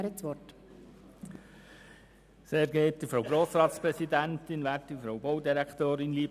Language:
Swiss German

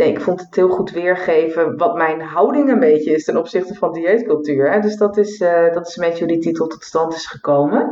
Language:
Dutch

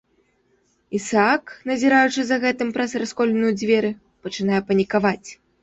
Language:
Belarusian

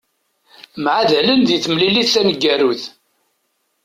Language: Kabyle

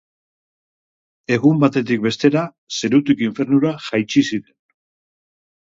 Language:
Basque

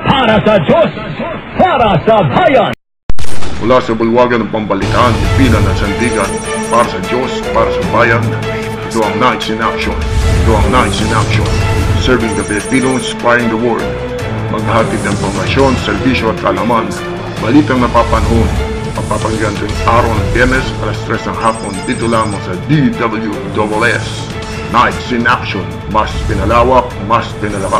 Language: Filipino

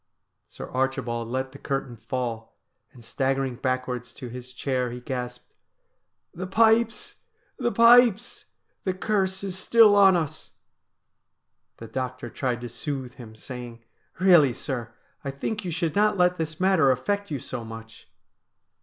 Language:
English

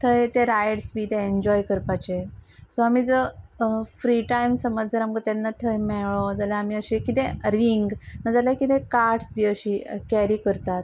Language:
Konkani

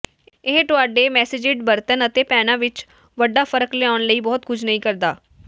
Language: Punjabi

